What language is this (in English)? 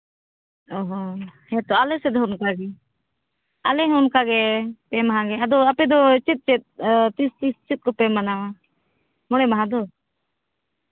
Santali